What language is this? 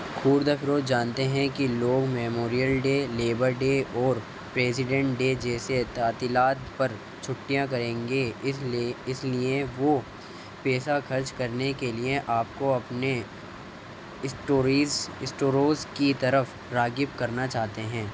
Urdu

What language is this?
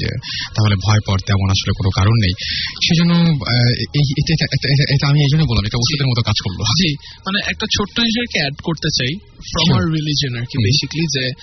Bangla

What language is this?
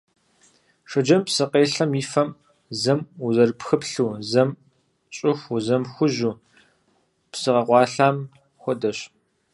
Kabardian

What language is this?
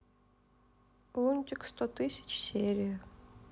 Russian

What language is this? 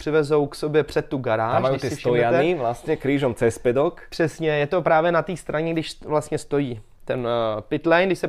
Czech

